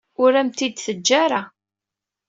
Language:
Kabyle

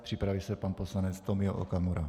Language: Czech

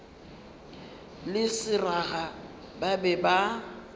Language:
Northern Sotho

